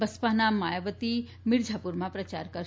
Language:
Gujarati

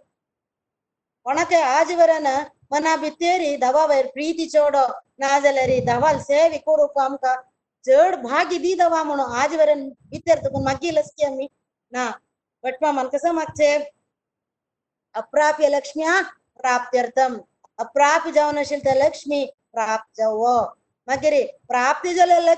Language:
Kannada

